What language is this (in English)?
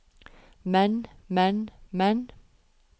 Norwegian